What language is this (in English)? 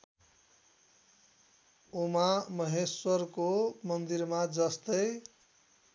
Nepali